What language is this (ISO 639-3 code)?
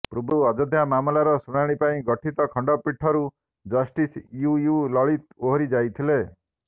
ori